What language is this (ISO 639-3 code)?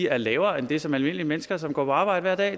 dan